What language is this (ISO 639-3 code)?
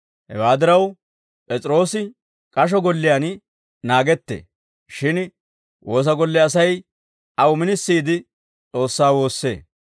dwr